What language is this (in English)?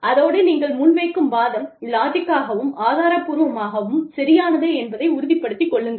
Tamil